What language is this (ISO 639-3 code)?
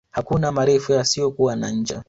swa